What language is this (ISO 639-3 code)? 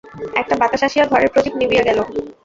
ben